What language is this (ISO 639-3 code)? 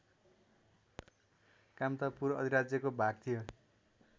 nep